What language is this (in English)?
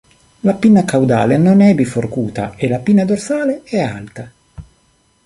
Italian